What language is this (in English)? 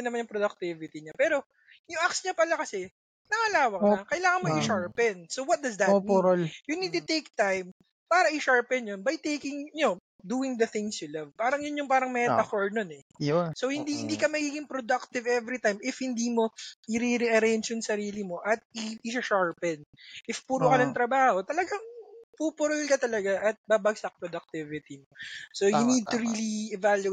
Filipino